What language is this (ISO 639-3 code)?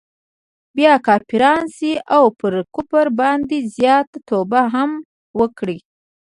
pus